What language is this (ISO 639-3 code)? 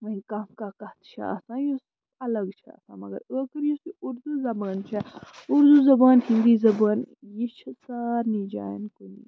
kas